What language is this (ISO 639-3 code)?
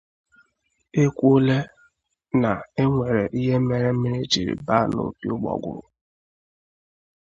ibo